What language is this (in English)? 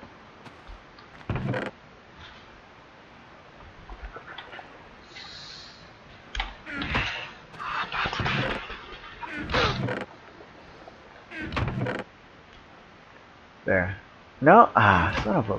English